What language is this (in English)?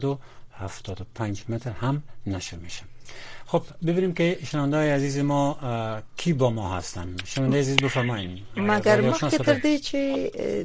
Persian